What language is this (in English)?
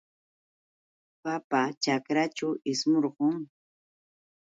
Yauyos Quechua